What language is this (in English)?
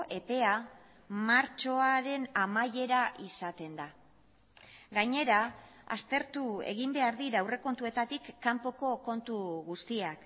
Basque